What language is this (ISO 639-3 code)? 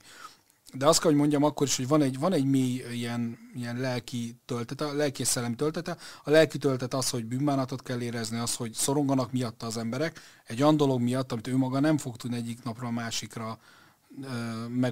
hun